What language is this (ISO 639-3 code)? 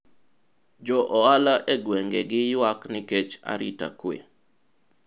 luo